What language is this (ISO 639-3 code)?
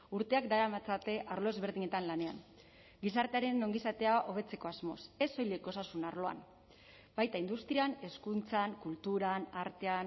eus